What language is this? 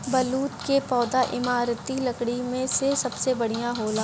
Bhojpuri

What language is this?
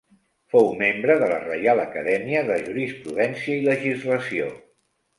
Catalan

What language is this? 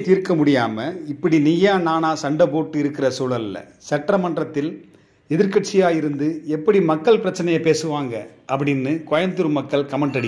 English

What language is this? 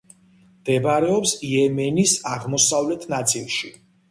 Georgian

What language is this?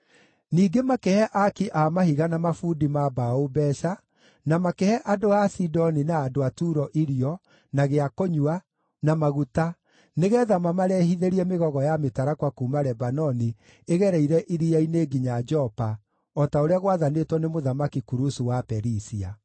Kikuyu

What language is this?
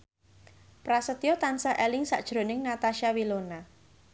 Javanese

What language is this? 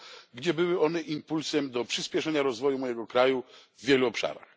Polish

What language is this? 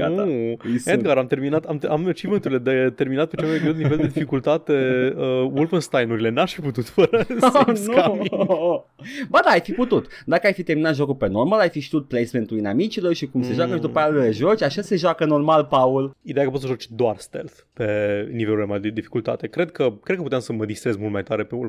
Romanian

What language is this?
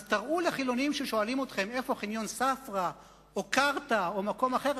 Hebrew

